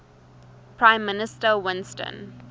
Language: English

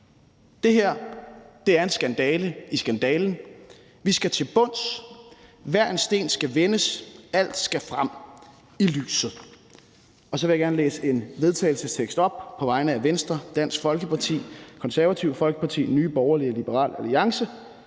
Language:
Danish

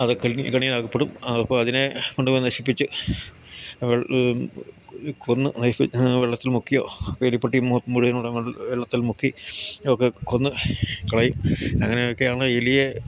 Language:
Malayalam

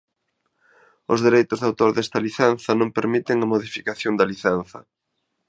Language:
Galician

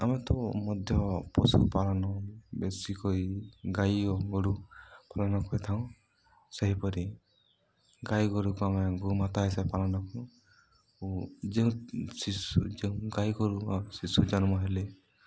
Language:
Odia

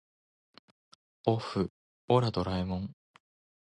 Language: Japanese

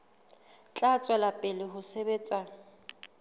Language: Southern Sotho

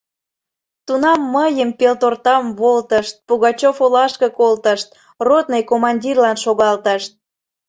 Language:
Mari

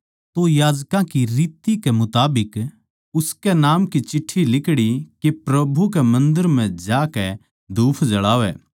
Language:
Haryanvi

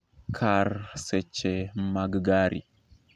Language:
Luo (Kenya and Tanzania)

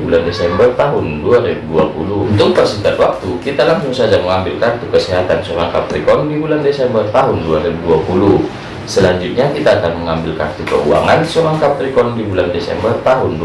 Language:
Indonesian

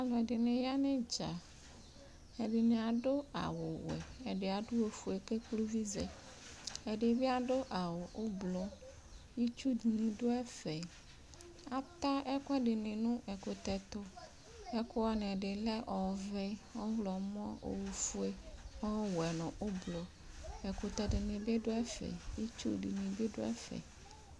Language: Ikposo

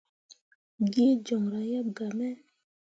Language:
Mundang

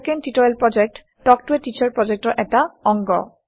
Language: Assamese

